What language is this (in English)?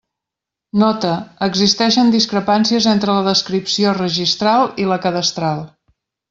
Catalan